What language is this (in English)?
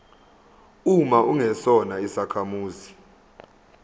Zulu